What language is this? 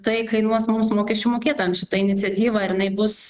Lithuanian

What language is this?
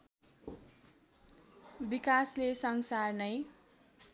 Nepali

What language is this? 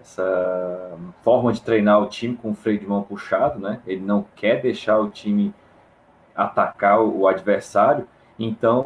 Portuguese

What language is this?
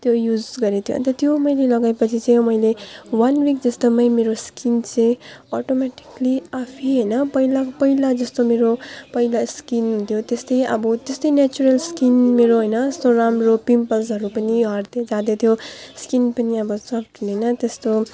Nepali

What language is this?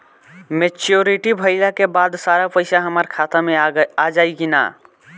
Bhojpuri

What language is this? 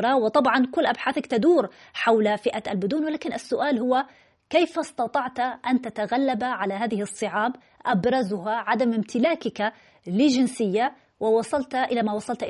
Arabic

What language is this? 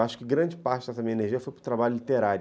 Portuguese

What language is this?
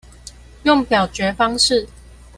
Chinese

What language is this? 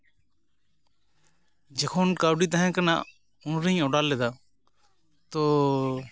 Santali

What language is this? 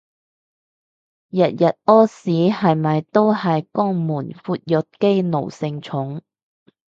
Cantonese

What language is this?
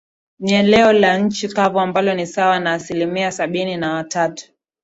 Swahili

